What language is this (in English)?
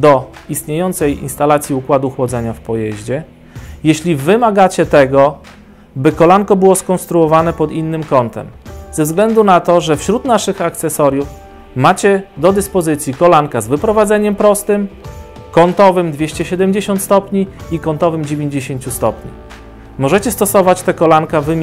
Polish